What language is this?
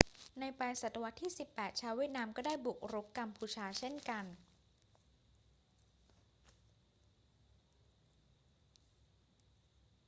Thai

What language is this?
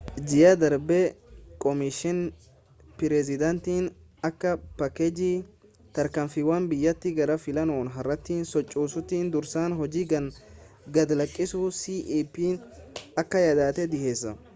Oromo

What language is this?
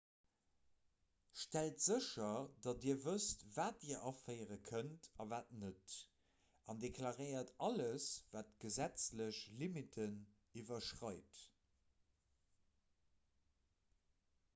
Luxembourgish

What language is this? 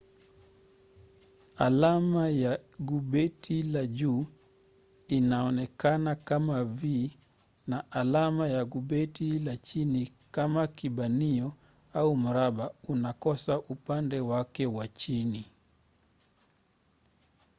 Swahili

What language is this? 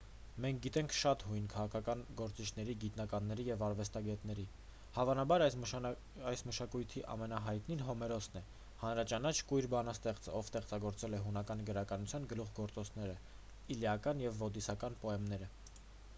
Armenian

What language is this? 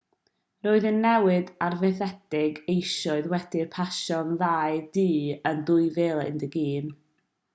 Welsh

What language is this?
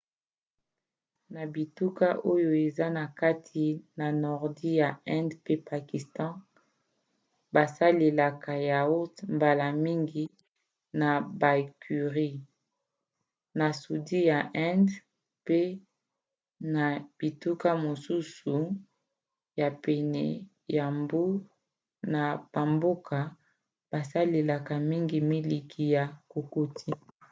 Lingala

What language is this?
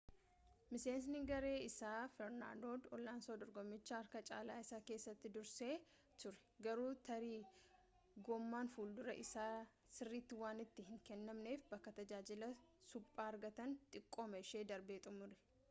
Oromo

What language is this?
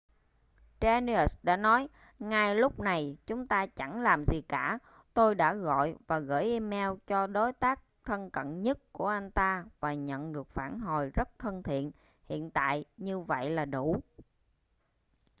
Vietnamese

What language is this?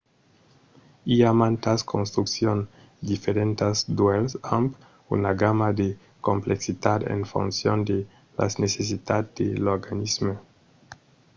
Occitan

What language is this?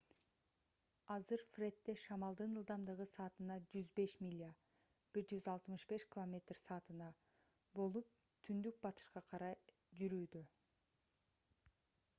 Kyrgyz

